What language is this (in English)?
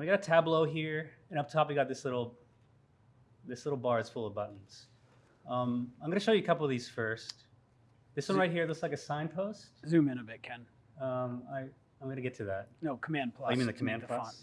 English